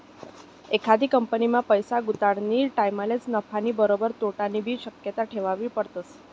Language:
Marathi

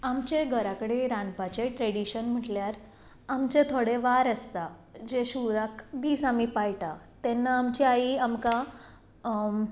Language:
Konkani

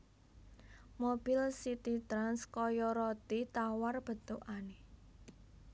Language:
Javanese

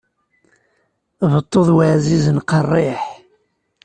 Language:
Kabyle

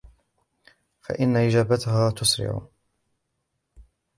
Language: Arabic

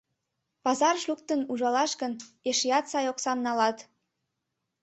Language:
Mari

